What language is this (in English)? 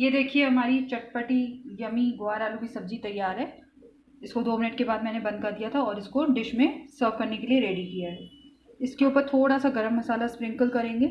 Hindi